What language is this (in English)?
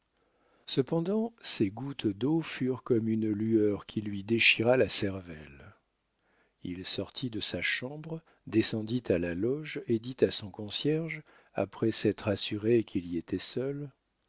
French